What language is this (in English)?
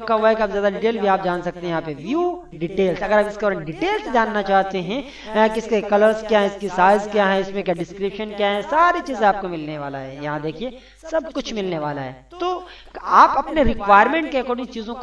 Hindi